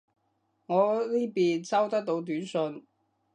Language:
Cantonese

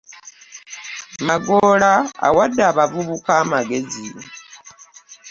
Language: Ganda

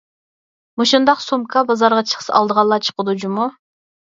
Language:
Uyghur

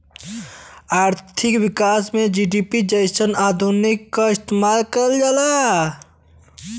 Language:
Bhojpuri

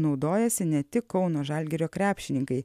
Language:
Lithuanian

